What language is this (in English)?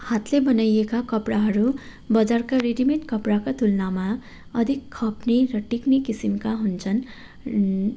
Nepali